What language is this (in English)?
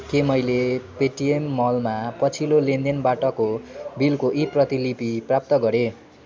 Nepali